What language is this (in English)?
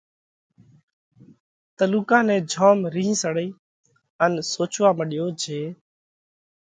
Parkari Koli